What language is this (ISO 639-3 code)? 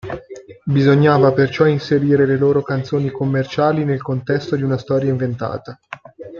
ita